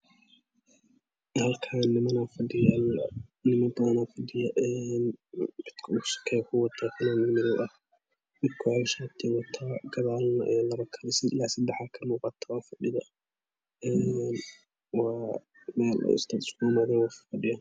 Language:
Somali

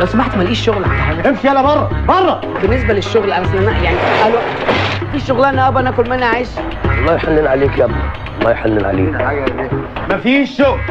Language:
Arabic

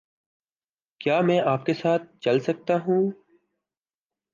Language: Urdu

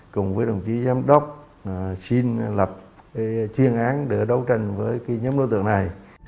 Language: Vietnamese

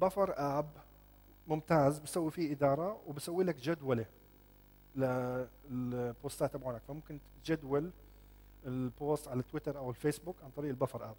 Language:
Arabic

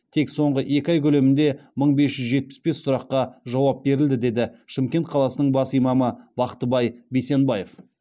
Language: Kazakh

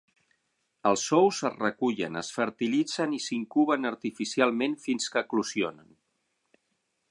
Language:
Catalan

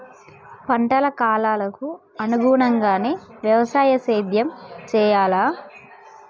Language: Telugu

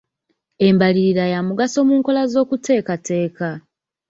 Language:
Ganda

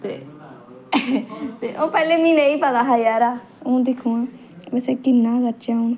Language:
Dogri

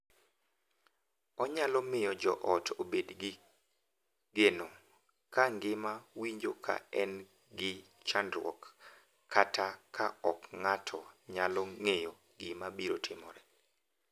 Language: Luo (Kenya and Tanzania)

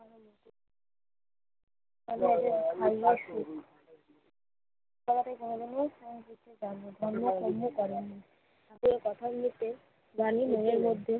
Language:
Bangla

